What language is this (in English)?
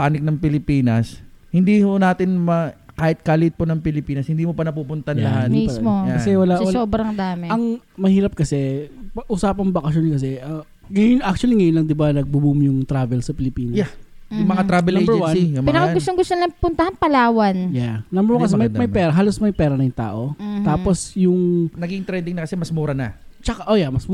Filipino